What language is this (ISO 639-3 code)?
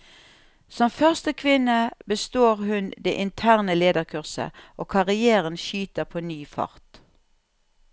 nor